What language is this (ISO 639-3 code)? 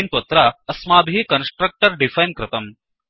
san